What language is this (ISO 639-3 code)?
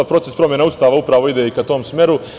srp